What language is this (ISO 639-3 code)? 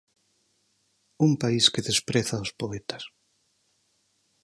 glg